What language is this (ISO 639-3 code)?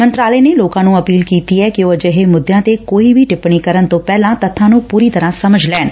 pan